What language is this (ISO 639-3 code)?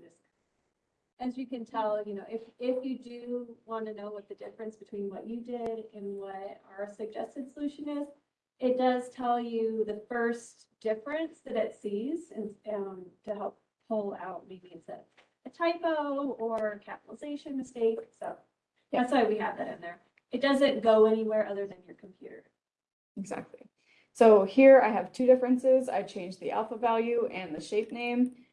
eng